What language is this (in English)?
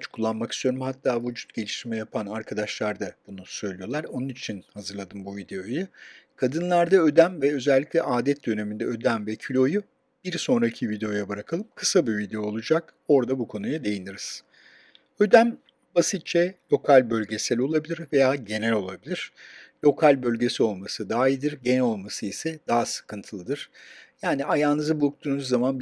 Turkish